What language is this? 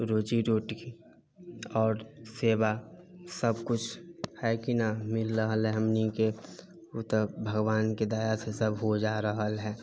Maithili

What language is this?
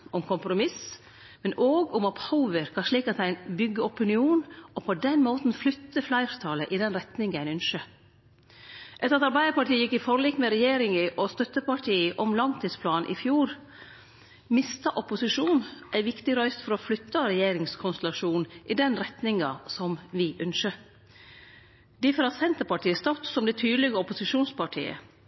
Norwegian Nynorsk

